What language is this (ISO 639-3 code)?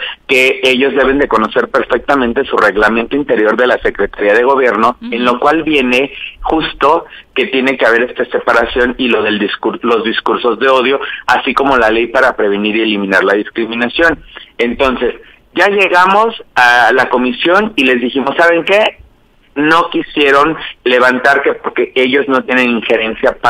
spa